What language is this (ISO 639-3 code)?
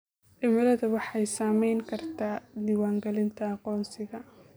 som